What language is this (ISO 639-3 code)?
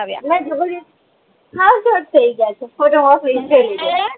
guj